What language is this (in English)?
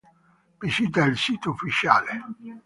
Italian